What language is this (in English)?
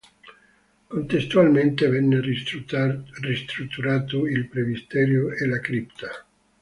Italian